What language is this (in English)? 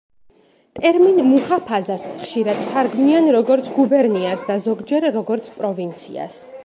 Georgian